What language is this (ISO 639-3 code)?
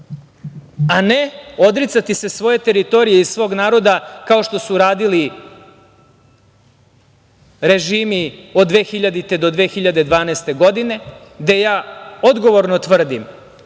srp